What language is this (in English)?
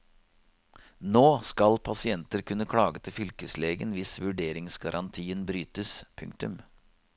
Norwegian